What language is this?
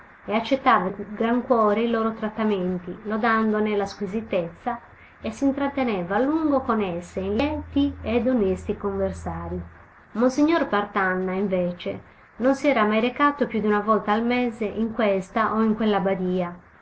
Italian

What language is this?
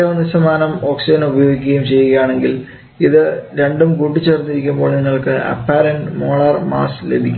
Malayalam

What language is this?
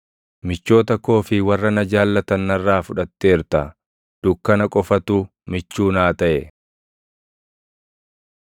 Oromo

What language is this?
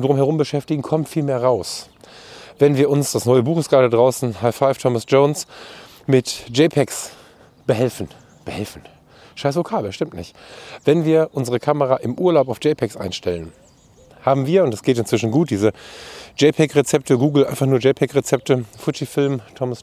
German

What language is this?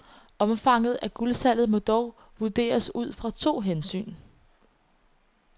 Danish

